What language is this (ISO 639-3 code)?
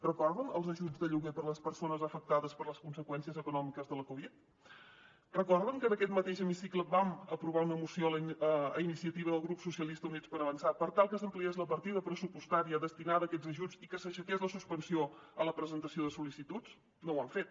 cat